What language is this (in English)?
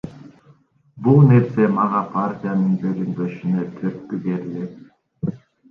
Kyrgyz